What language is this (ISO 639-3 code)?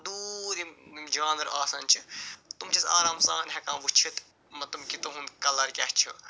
kas